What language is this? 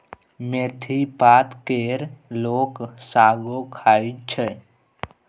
Maithili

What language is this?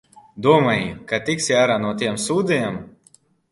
Latvian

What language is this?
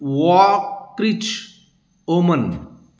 Marathi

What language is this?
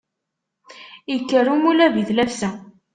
Kabyle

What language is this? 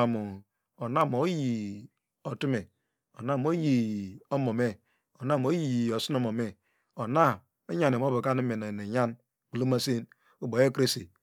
Degema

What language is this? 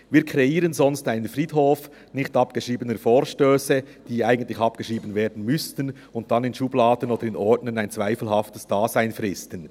Swiss German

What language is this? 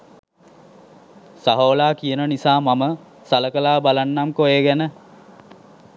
Sinhala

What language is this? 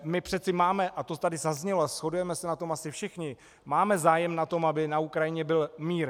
Czech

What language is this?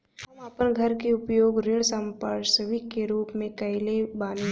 Bhojpuri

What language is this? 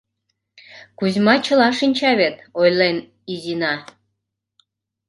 Mari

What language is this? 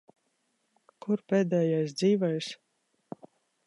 Latvian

